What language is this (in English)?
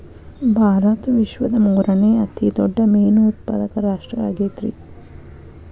Kannada